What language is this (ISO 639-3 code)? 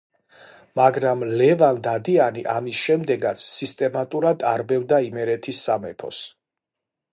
kat